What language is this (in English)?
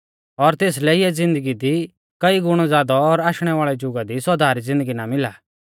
Mahasu Pahari